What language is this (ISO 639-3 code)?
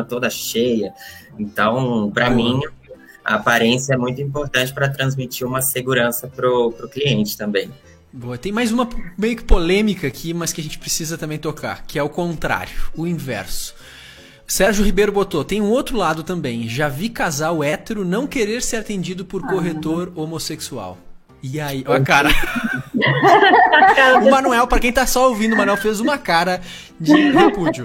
por